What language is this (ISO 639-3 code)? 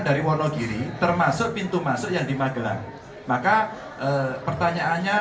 ind